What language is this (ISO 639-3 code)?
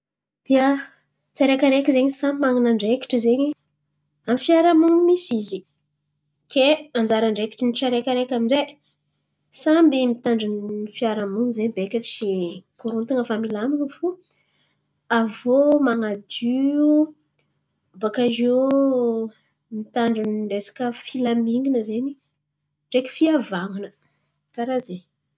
xmv